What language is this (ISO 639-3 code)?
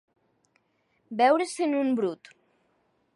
cat